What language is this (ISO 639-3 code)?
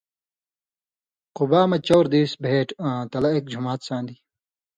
mvy